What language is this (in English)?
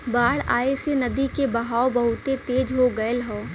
Bhojpuri